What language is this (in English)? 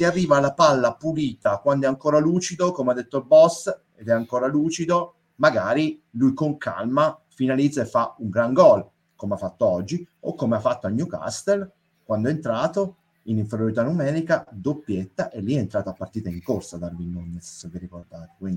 Italian